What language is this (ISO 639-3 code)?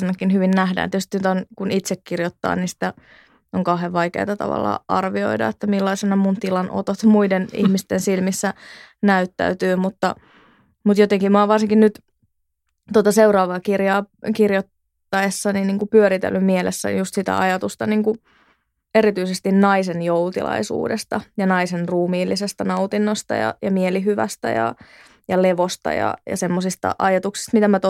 fin